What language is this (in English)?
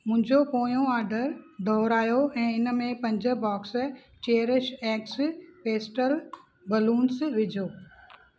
Sindhi